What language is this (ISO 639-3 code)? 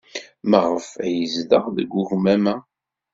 kab